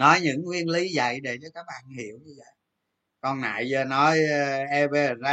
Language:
Vietnamese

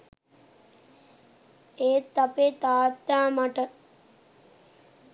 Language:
Sinhala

